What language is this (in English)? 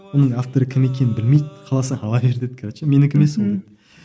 Kazakh